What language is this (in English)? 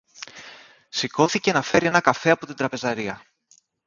Greek